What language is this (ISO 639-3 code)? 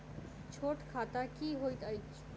mai